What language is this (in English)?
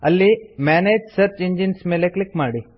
Kannada